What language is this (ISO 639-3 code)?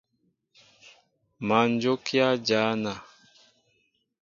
mbo